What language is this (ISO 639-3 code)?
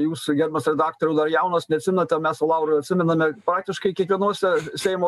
lit